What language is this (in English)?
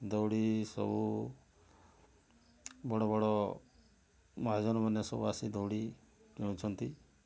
Odia